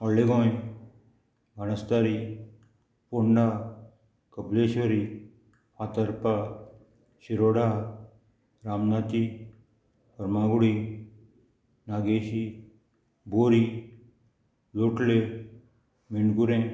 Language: Konkani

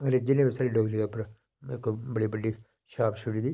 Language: Dogri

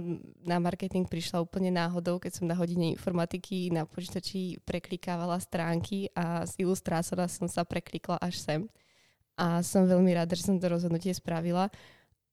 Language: Czech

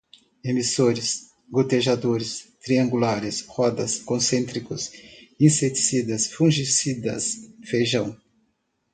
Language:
Portuguese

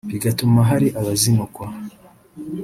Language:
Kinyarwanda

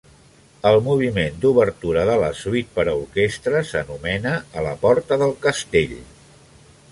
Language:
Catalan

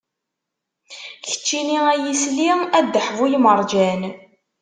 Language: Kabyle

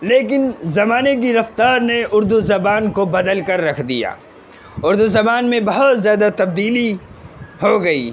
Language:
Urdu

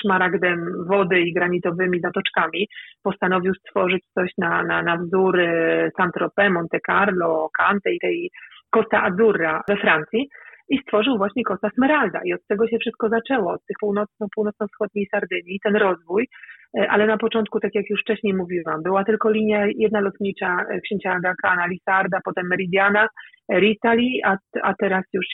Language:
Polish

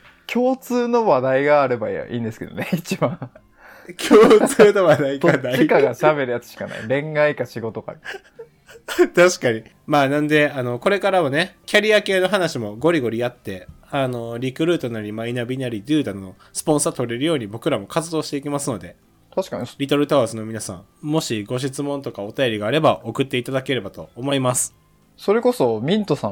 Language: Japanese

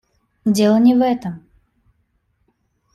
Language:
Russian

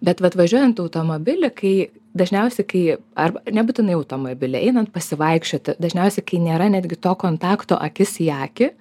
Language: Lithuanian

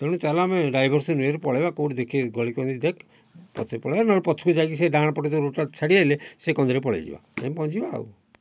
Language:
Odia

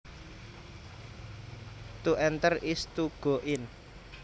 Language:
Javanese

